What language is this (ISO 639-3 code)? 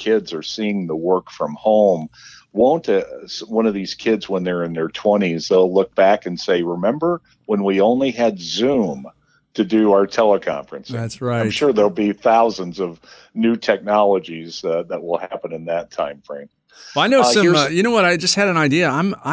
eng